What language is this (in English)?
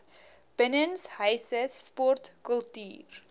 Afrikaans